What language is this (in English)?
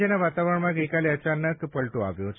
Gujarati